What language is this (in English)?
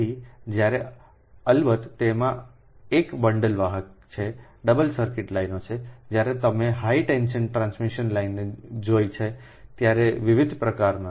Gujarati